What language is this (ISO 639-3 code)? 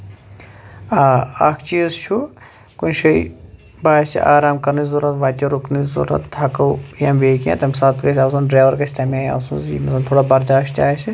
kas